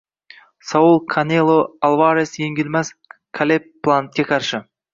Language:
Uzbek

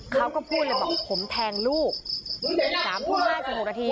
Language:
Thai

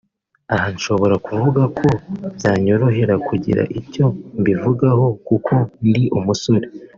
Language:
Kinyarwanda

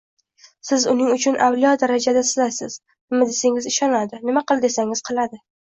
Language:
Uzbek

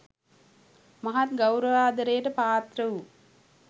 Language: Sinhala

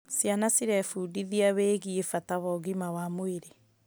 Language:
Kikuyu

